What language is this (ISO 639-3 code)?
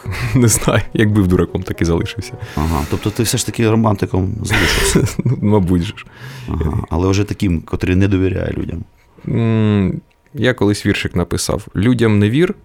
ukr